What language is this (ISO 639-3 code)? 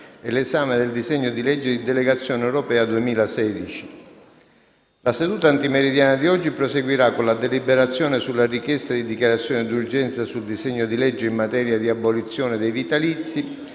ita